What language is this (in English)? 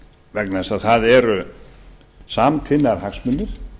Icelandic